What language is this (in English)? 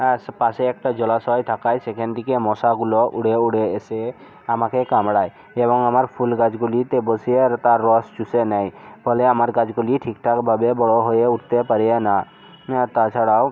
Bangla